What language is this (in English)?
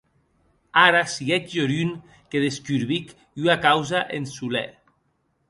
Occitan